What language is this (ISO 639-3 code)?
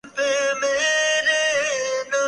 urd